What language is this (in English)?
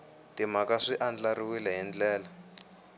Tsonga